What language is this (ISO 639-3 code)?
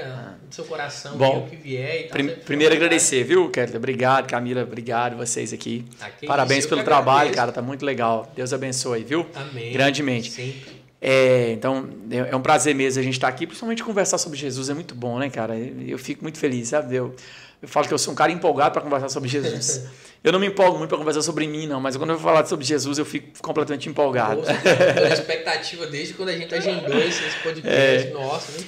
por